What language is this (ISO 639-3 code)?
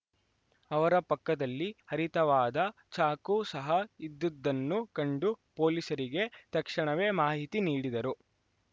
kan